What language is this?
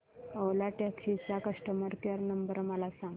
Marathi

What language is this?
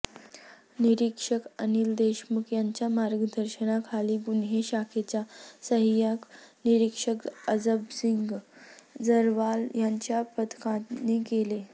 Marathi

